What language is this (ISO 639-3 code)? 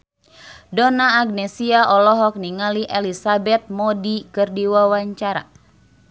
sun